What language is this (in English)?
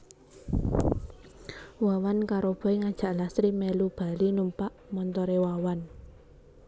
Javanese